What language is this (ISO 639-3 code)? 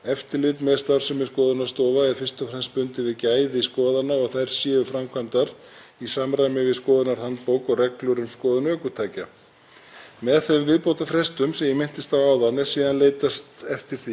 isl